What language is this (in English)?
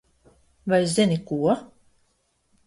Latvian